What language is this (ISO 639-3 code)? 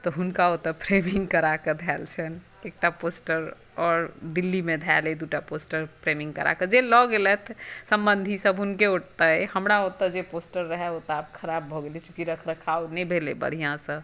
mai